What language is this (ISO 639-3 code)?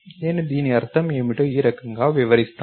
tel